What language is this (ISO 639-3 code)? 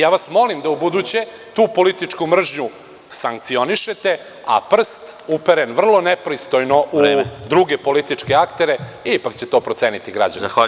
srp